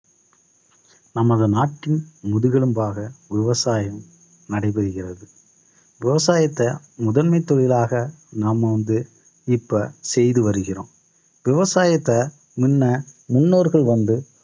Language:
Tamil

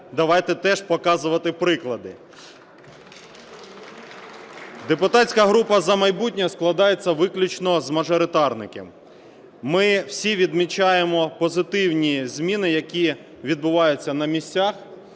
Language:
Ukrainian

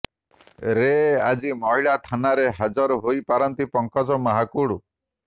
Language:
Odia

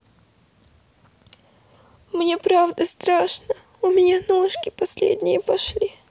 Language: Russian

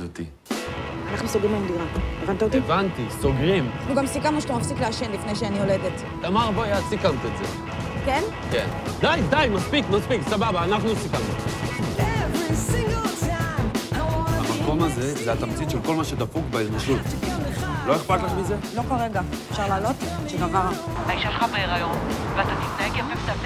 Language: Hebrew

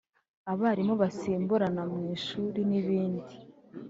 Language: Kinyarwanda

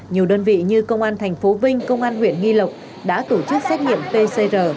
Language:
Vietnamese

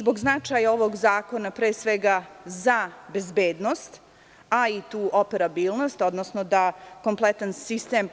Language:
Serbian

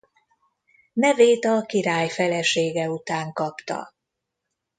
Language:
Hungarian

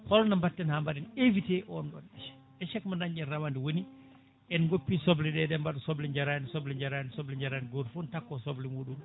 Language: Fula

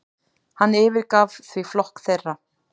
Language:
Icelandic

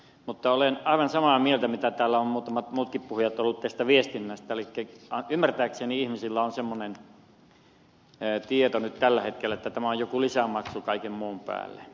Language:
Finnish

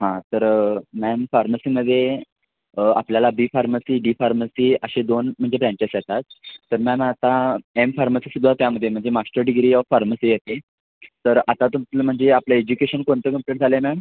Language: Marathi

